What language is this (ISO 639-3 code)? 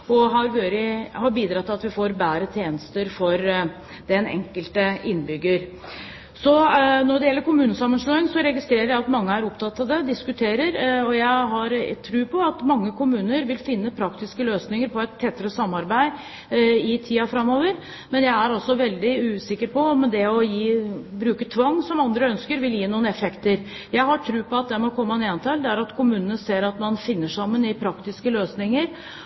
nob